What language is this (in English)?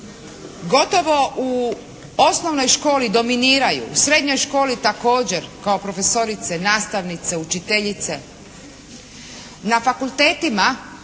Croatian